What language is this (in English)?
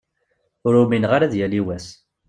Kabyle